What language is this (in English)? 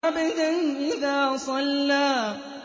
Arabic